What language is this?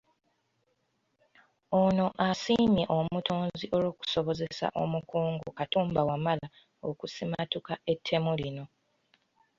Ganda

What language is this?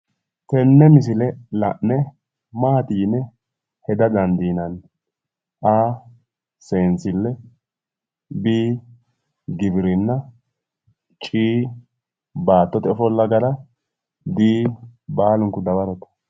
Sidamo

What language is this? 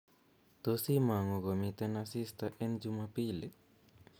Kalenjin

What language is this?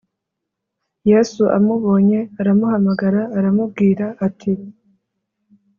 Kinyarwanda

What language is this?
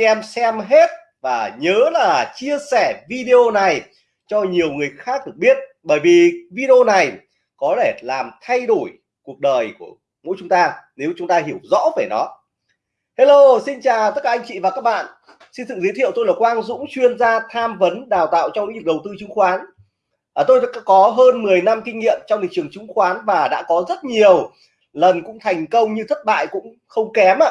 Vietnamese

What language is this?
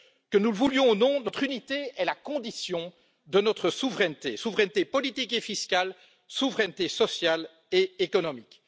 French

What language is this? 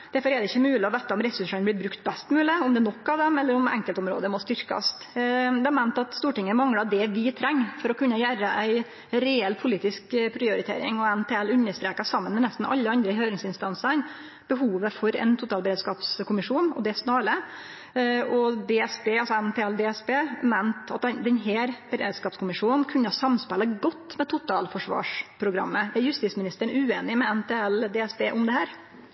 Norwegian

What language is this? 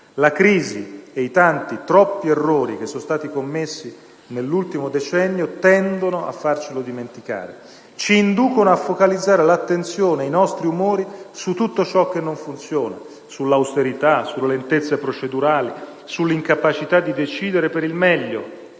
Italian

